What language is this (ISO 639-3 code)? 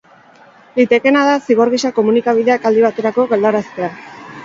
eus